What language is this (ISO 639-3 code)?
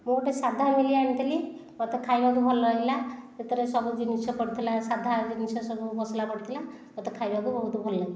ori